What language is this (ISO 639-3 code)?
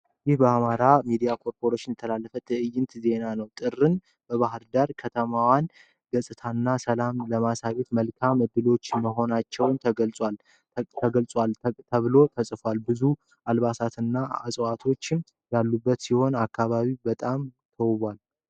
amh